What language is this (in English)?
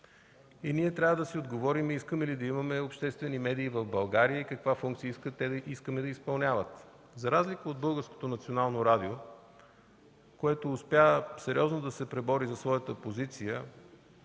Bulgarian